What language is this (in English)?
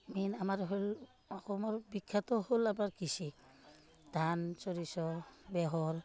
Assamese